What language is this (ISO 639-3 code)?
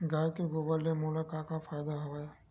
hne